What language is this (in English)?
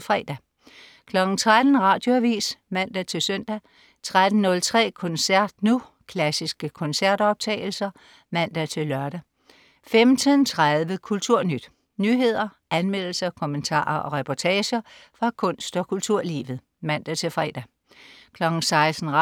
Danish